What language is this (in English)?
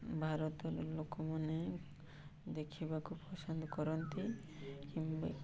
Odia